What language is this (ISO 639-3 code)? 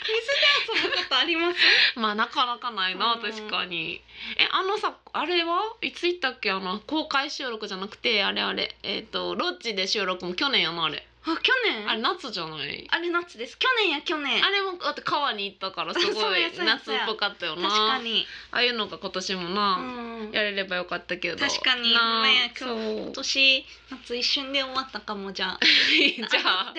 jpn